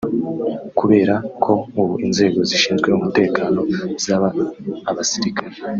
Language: Kinyarwanda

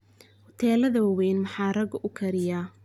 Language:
Somali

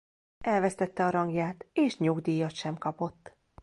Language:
Hungarian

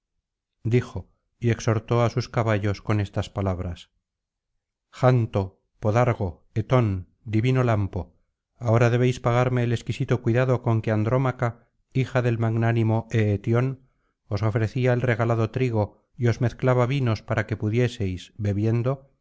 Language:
Spanish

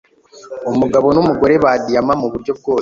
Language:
Kinyarwanda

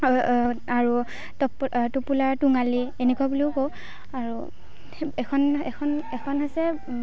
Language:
Assamese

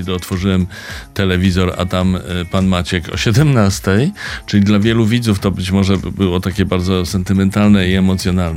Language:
Polish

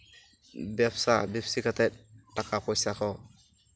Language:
Santali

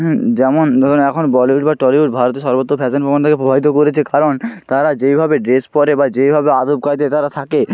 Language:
Bangla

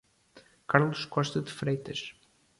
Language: Portuguese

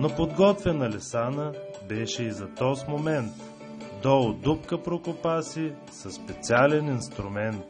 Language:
Bulgarian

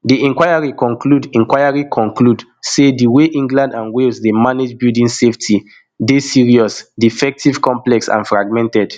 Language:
Nigerian Pidgin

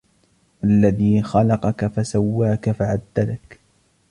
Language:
Arabic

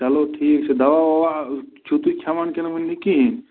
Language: Kashmiri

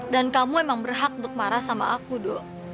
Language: Indonesian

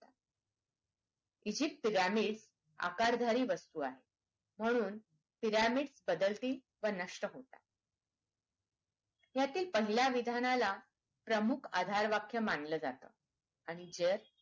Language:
Marathi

